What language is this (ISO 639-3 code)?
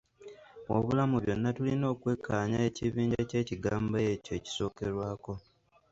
lug